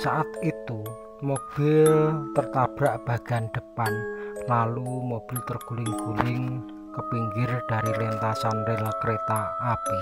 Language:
Indonesian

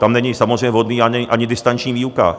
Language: Czech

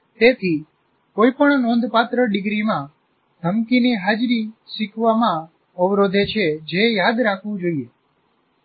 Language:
Gujarati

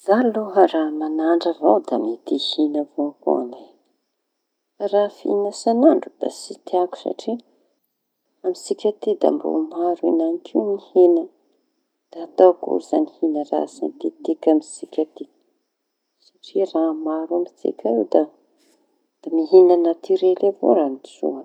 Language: Tanosy Malagasy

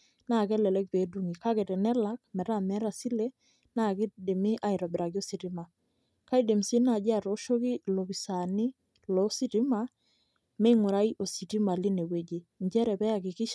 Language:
Masai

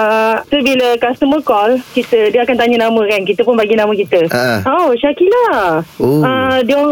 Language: Malay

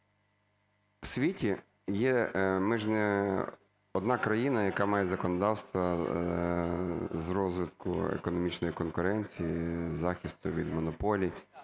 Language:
Ukrainian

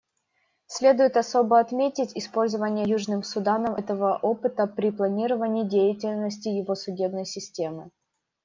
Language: Russian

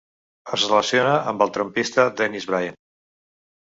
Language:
Catalan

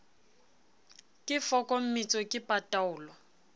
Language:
Southern Sotho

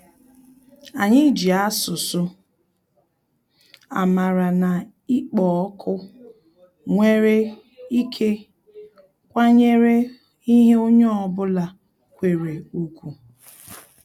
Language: Igbo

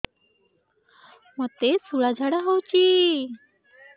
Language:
Odia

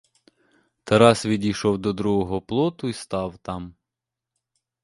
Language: Ukrainian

